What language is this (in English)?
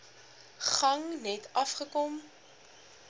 Afrikaans